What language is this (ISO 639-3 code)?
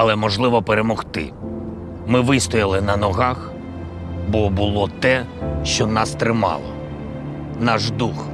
lav